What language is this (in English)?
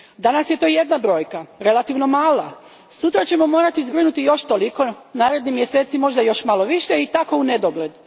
Croatian